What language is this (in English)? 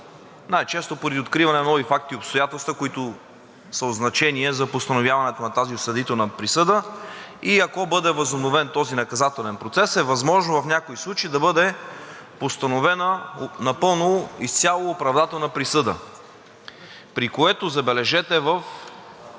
Bulgarian